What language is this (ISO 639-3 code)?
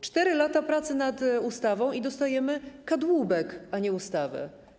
pol